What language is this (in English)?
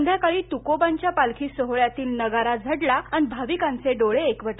Marathi